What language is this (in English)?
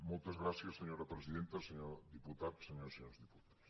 Catalan